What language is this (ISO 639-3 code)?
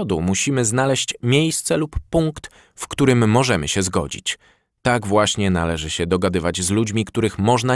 pol